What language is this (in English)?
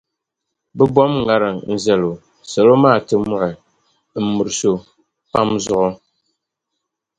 Dagbani